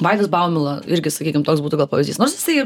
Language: Lithuanian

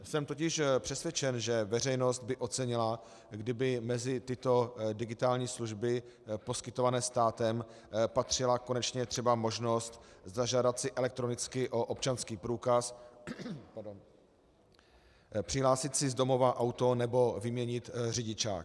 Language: Czech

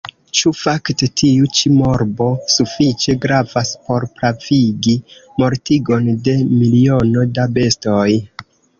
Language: Esperanto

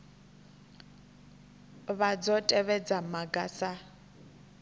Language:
Venda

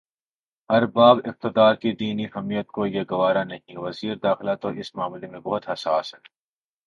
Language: Urdu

